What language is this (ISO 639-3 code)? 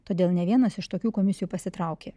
lit